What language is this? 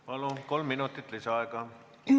Estonian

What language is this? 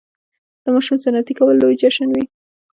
Pashto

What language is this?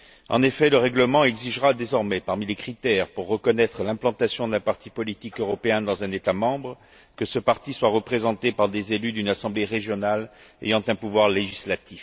French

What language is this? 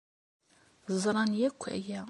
Kabyle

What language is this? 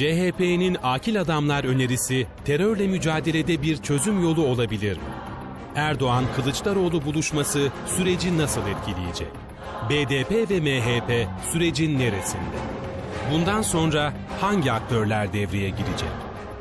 Turkish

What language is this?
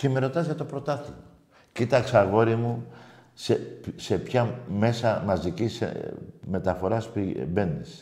Greek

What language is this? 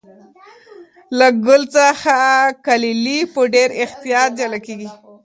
Pashto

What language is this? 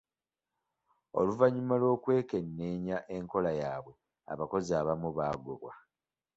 Ganda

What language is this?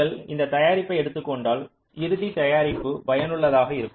Tamil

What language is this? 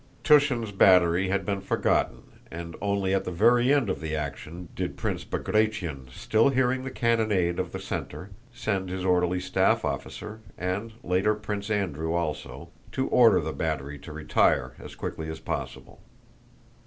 English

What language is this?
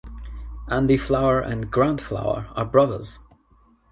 English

